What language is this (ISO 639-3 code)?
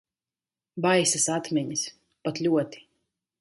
lav